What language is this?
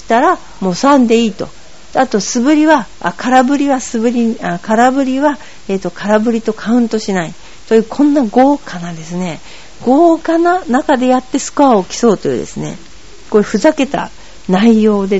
Japanese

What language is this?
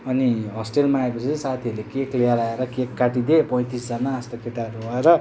Nepali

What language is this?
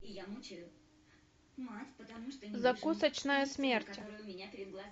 Russian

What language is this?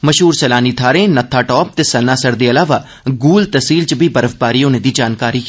Dogri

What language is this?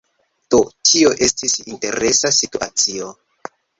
Esperanto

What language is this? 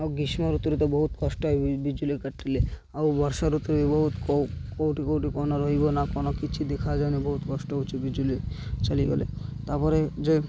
Odia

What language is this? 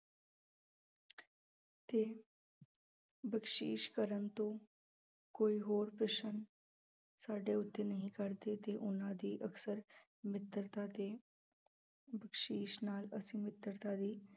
Punjabi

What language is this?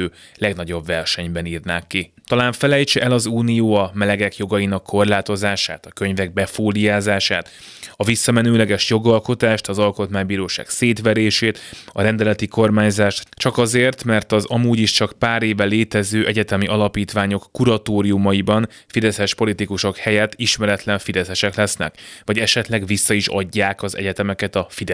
Hungarian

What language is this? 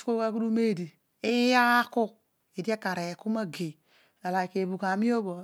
Odual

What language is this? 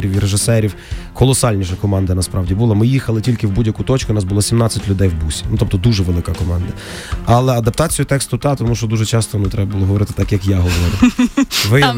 Ukrainian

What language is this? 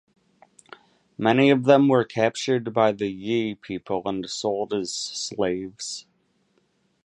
English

